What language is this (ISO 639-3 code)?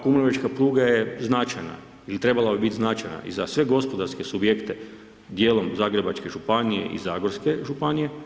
hrv